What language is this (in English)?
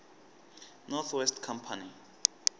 Tsonga